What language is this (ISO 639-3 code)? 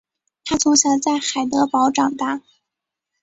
zho